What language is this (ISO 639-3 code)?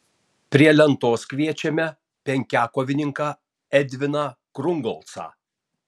lit